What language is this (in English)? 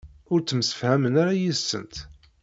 Kabyle